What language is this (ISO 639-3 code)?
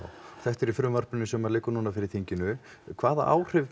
isl